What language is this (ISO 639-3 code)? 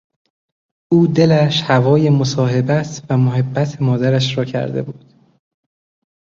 fas